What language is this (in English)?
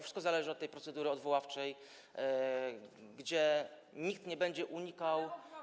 Polish